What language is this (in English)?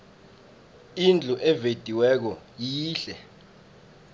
South Ndebele